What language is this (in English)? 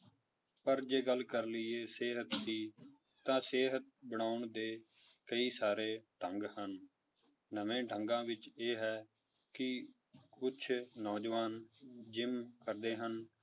Punjabi